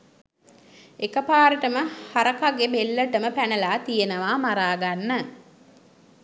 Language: Sinhala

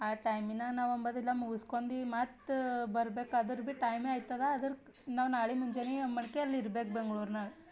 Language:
Kannada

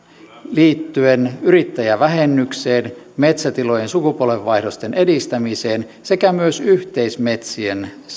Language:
Finnish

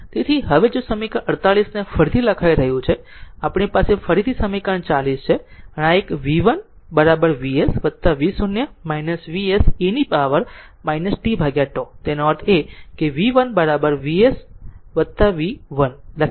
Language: Gujarati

